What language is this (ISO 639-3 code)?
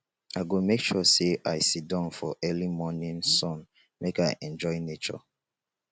pcm